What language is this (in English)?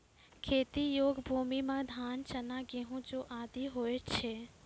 Maithili